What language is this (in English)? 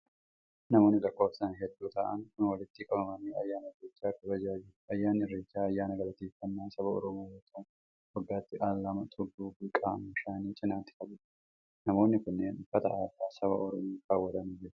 Oromo